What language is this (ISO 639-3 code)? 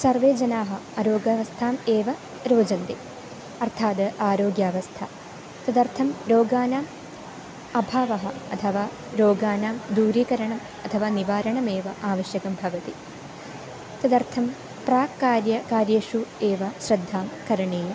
san